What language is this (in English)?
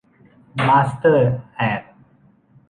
Thai